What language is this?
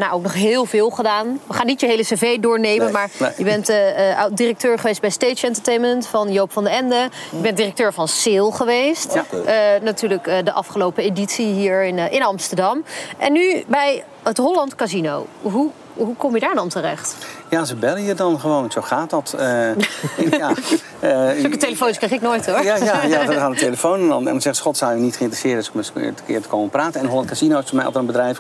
Dutch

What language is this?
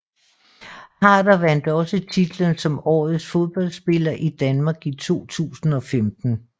Danish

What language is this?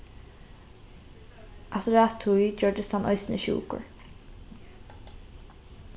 Faroese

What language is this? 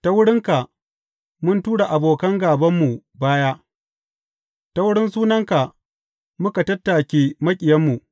Hausa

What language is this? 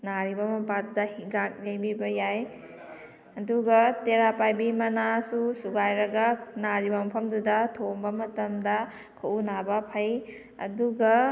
Manipuri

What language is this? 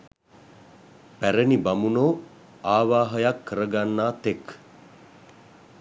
Sinhala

